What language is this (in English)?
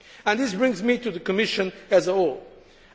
English